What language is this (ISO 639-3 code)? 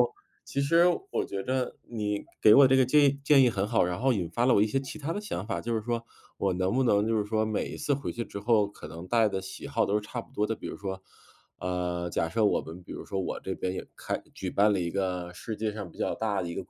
zho